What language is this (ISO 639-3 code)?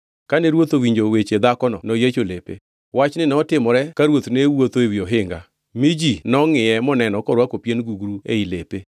luo